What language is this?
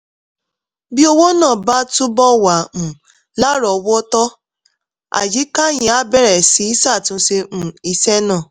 Yoruba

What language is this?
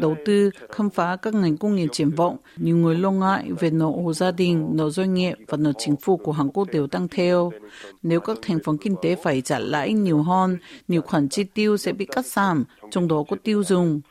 Vietnamese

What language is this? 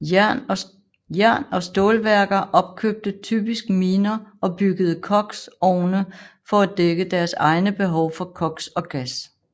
Danish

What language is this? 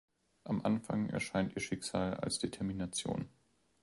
German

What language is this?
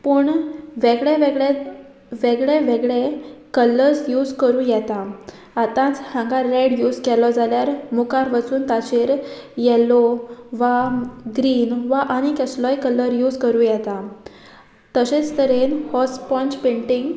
Konkani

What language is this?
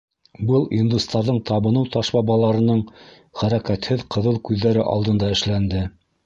Bashkir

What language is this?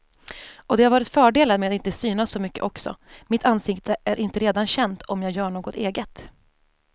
Swedish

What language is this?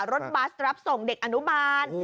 Thai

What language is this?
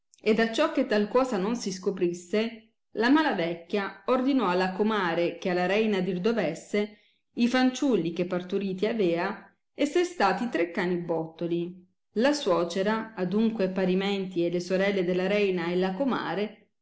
Italian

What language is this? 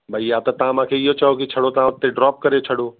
Sindhi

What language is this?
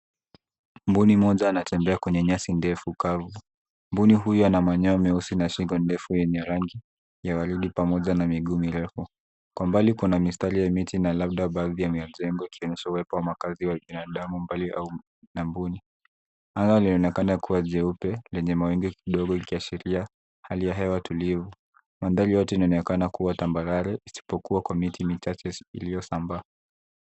Swahili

